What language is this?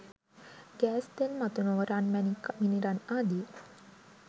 Sinhala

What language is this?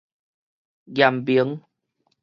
Min Nan Chinese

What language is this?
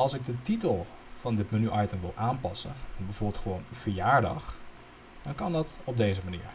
Dutch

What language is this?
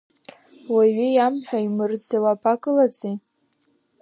Abkhazian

